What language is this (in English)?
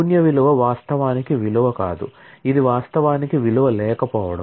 Telugu